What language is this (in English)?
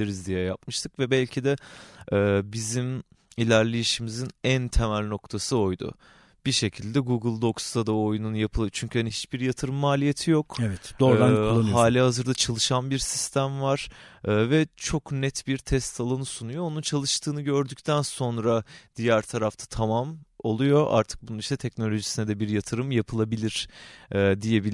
Turkish